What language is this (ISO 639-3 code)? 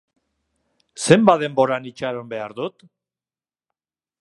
eus